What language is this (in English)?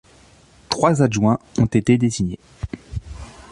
French